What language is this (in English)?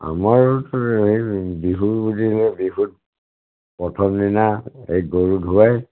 Assamese